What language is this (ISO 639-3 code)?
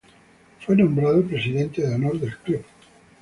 spa